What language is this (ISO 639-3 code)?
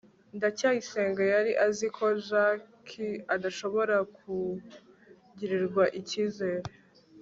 kin